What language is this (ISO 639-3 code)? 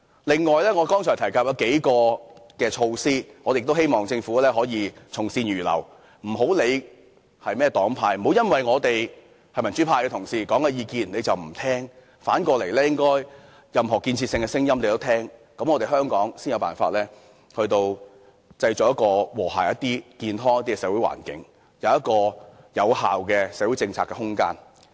yue